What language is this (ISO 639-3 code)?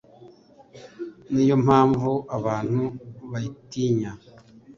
kin